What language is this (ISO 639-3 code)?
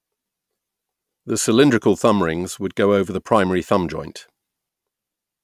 eng